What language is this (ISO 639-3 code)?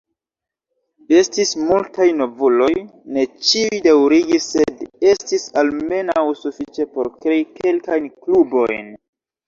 epo